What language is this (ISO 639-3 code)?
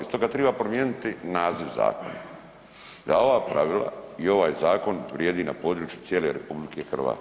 hrv